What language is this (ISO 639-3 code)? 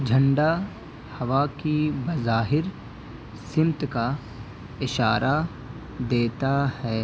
urd